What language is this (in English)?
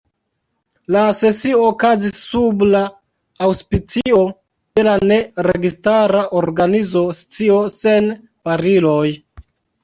Esperanto